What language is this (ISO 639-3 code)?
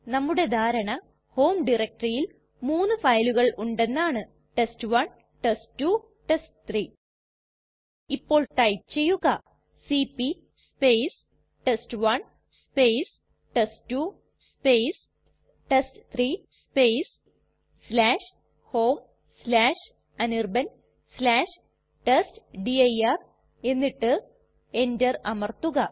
mal